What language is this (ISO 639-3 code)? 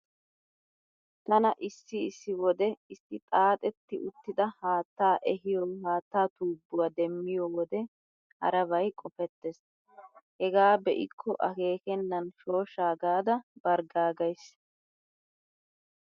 wal